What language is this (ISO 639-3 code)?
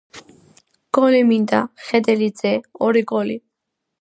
kat